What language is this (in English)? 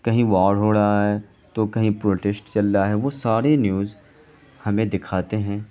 Urdu